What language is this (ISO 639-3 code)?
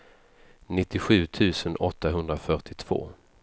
swe